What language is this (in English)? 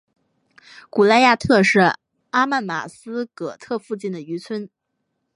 Chinese